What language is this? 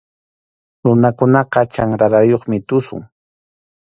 Arequipa-La Unión Quechua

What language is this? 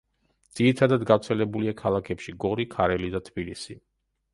Georgian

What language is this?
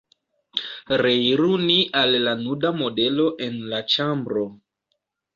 Esperanto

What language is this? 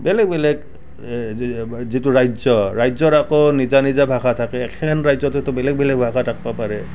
Assamese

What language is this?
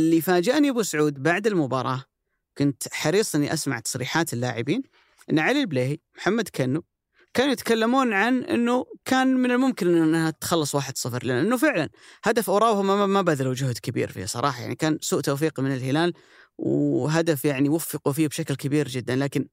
Arabic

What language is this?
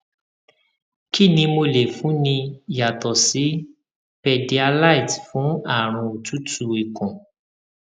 Yoruba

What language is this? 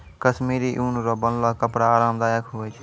Maithili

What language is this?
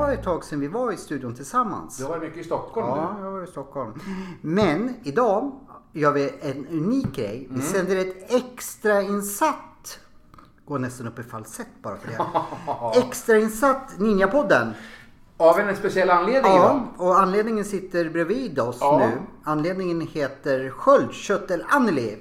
Swedish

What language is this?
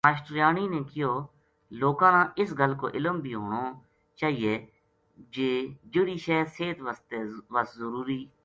Gujari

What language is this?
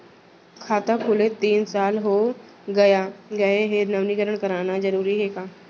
Chhattisgarhi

